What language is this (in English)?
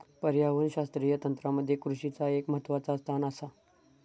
Marathi